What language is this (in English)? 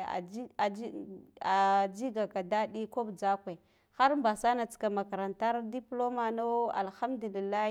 Guduf-Gava